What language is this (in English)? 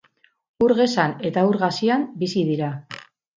Basque